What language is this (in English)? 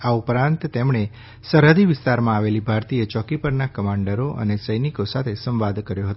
Gujarati